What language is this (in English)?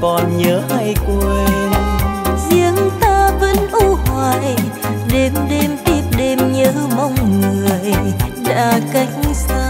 Vietnamese